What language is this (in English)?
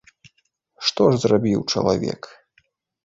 Belarusian